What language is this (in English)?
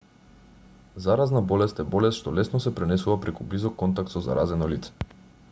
Macedonian